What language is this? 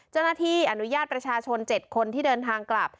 Thai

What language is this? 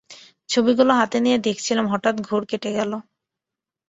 Bangla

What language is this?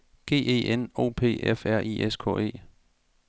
Danish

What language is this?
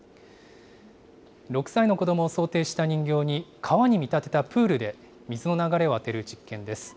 Japanese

